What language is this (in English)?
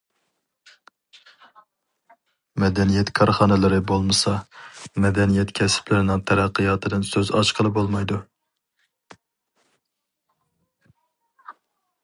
Uyghur